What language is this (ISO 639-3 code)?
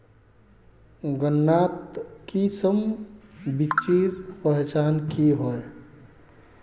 mag